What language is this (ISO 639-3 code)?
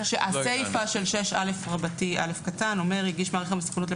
heb